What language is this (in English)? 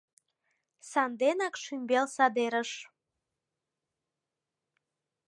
Mari